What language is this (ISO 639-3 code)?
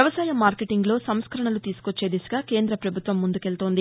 tel